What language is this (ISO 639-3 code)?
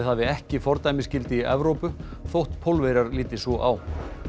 isl